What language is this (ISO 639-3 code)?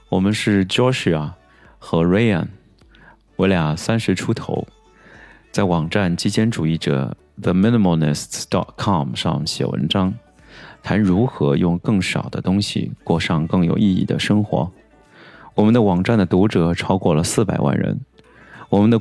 zho